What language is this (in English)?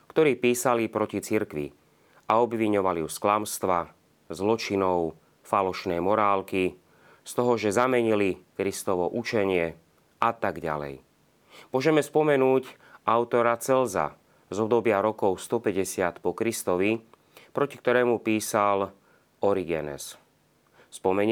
Slovak